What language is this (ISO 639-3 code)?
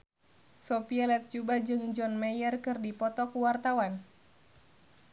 sun